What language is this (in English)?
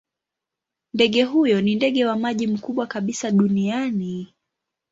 Swahili